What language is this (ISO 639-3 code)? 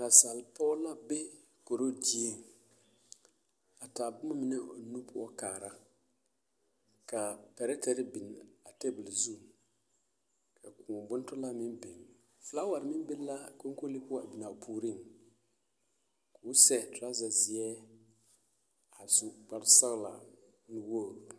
dga